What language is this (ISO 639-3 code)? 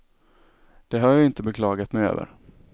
swe